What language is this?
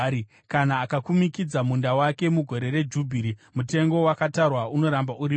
Shona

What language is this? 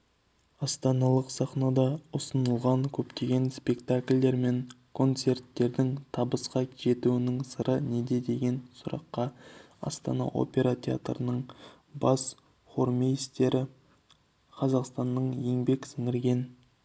Kazakh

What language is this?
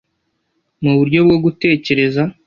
Kinyarwanda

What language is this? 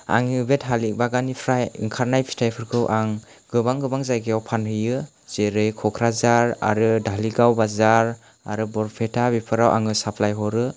Bodo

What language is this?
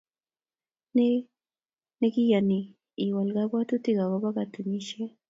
Kalenjin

